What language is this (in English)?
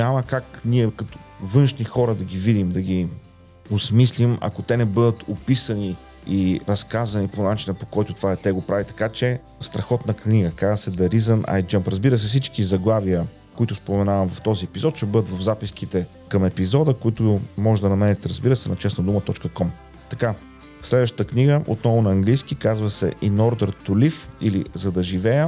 Bulgarian